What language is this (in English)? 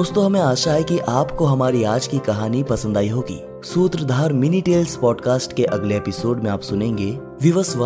Hindi